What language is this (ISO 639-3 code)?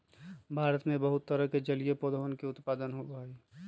mag